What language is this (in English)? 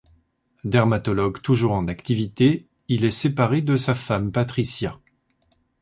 French